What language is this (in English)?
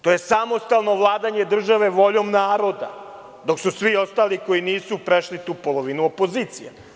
Serbian